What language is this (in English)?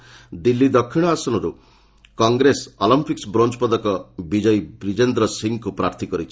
Odia